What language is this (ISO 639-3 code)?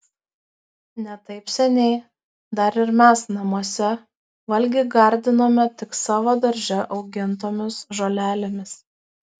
lit